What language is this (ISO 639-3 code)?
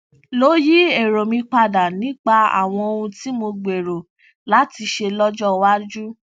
yor